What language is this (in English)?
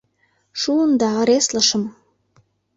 Mari